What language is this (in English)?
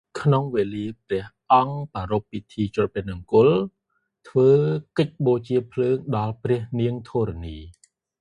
Khmer